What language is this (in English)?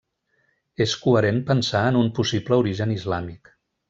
Catalan